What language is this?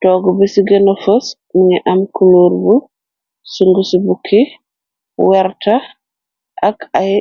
Wolof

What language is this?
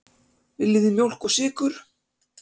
Icelandic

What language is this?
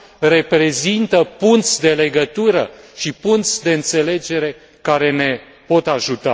Romanian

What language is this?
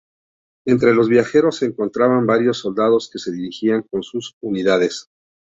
Spanish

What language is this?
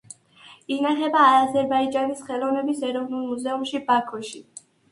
Georgian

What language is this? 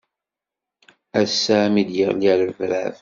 Kabyle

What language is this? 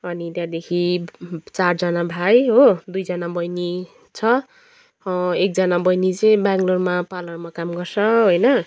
Nepali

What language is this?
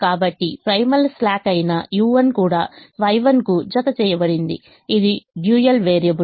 Telugu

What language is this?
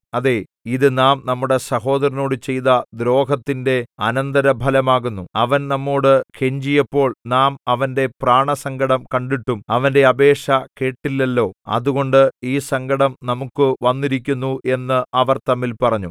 Malayalam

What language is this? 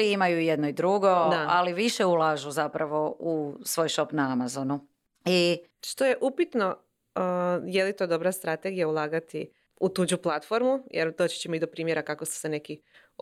Croatian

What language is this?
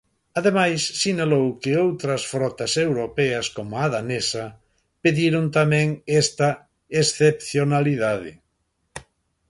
Galician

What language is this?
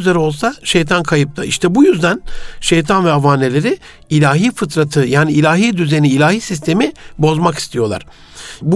Turkish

